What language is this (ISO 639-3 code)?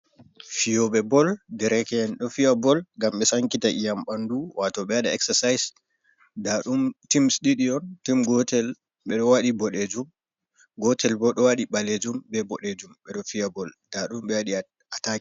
ful